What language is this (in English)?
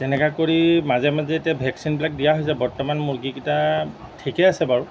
Assamese